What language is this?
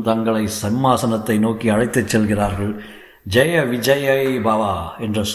Tamil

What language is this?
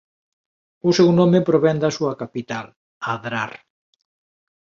Galician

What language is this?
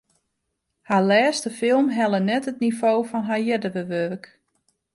Western Frisian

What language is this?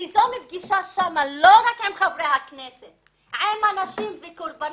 Hebrew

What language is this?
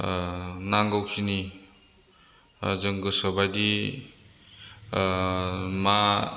Bodo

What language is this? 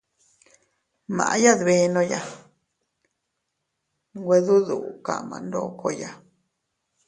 Teutila Cuicatec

